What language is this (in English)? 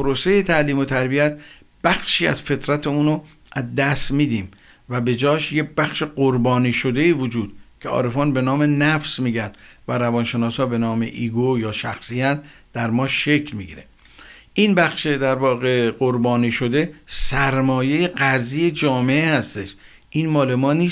Persian